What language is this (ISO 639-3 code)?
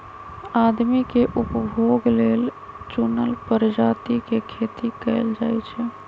mag